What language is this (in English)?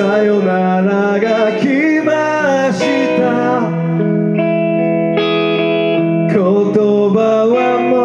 Japanese